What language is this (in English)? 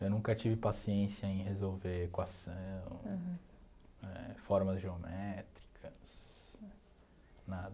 Portuguese